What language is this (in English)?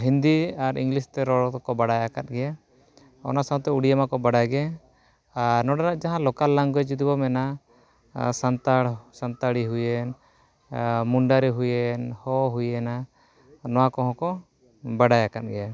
Santali